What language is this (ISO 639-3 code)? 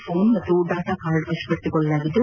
kan